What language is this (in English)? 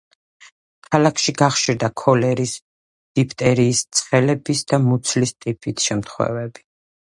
Georgian